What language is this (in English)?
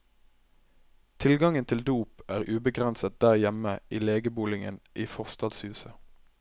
Norwegian